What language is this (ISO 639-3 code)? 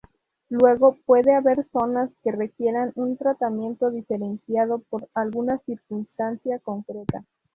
spa